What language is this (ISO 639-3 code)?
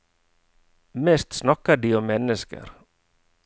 nor